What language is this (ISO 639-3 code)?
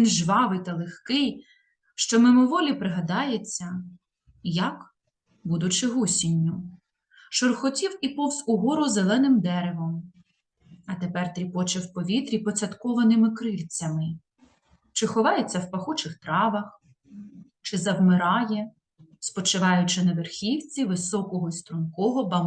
ukr